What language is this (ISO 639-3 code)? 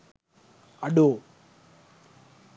sin